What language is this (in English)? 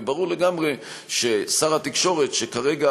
Hebrew